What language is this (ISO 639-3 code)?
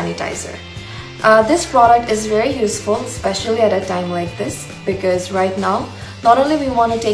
eng